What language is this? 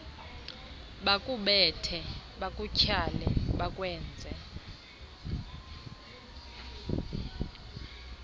Xhosa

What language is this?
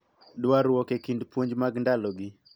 Luo (Kenya and Tanzania)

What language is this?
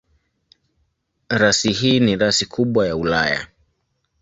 Swahili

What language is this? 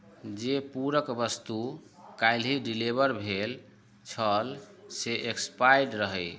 Maithili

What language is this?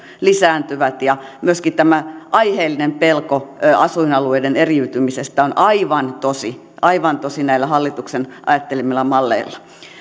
Finnish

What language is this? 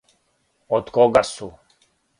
Serbian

